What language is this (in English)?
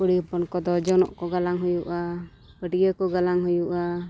Santali